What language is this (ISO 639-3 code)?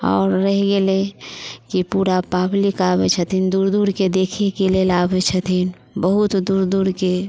mai